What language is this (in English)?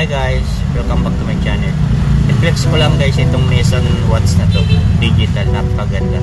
Filipino